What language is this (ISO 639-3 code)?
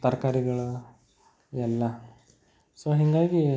kan